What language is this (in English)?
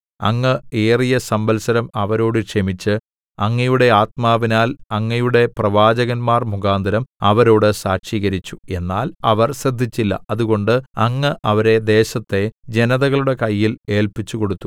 Malayalam